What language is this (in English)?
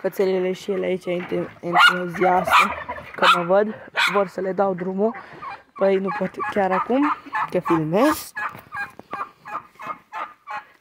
Romanian